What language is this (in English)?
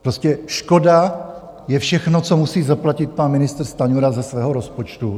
Czech